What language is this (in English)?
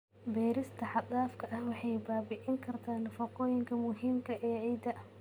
Somali